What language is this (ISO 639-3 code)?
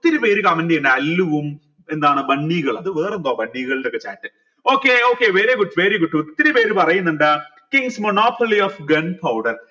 mal